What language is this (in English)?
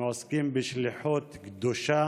Hebrew